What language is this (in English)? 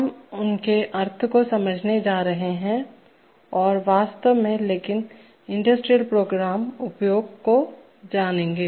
Hindi